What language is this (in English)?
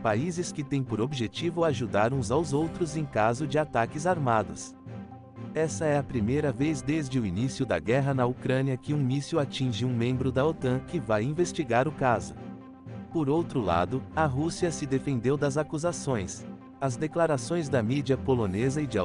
Portuguese